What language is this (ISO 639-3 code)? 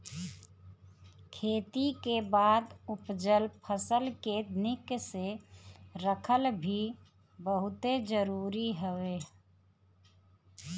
bho